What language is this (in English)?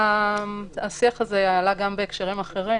Hebrew